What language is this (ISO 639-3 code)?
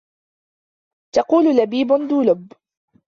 ara